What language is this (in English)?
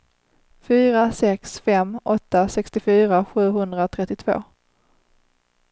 Swedish